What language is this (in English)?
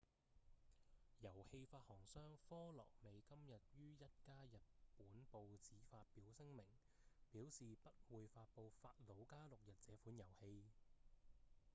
Cantonese